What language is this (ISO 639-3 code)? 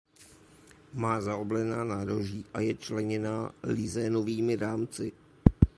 ces